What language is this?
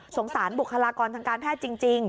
Thai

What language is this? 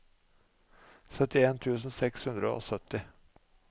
Norwegian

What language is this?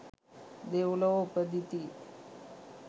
Sinhala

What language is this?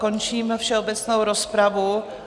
Czech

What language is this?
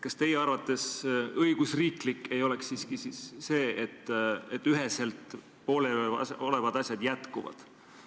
Estonian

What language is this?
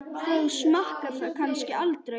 Icelandic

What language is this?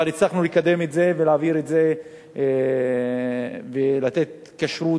Hebrew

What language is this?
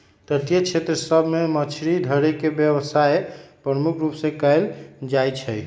Magahi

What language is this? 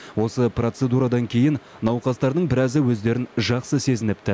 Kazakh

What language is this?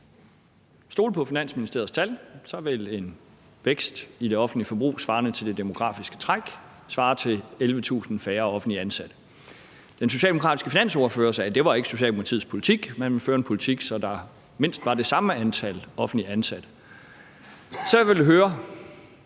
Danish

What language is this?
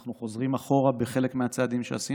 Hebrew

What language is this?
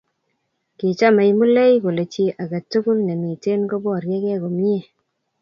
Kalenjin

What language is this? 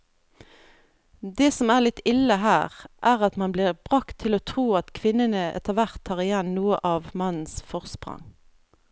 Norwegian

